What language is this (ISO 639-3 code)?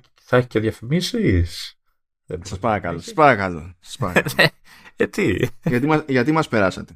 ell